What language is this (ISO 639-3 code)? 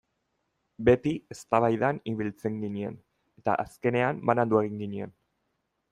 eus